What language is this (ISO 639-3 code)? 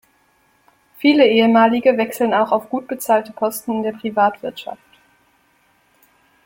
deu